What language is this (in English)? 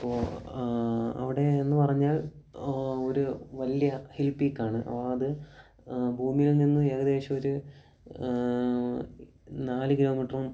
Malayalam